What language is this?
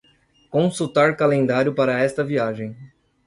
Portuguese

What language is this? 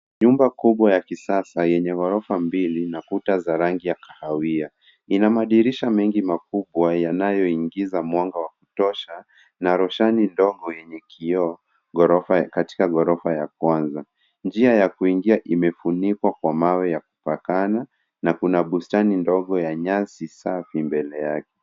Swahili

